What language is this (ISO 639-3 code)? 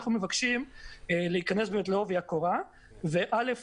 heb